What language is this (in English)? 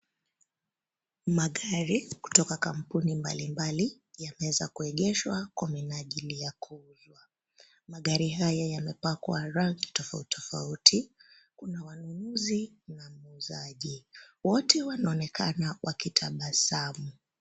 Swahili